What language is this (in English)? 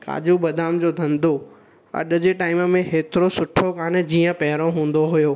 Sindhi